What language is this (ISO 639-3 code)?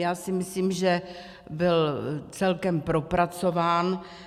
ces